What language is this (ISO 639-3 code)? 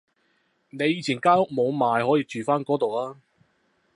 yue